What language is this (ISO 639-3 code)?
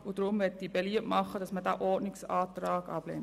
gsw